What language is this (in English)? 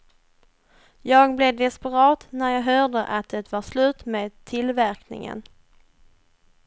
Swedish